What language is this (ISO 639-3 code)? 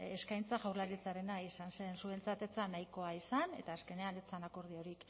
eus